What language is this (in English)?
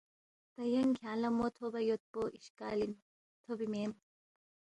Balti